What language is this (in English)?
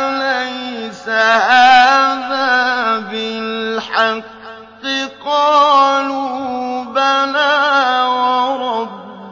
Arabic